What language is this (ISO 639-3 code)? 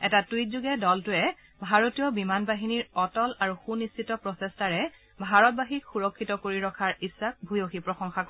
asm